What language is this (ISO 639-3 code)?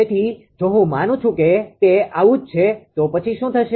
guj